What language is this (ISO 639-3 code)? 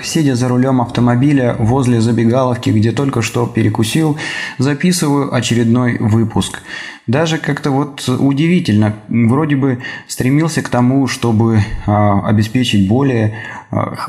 rus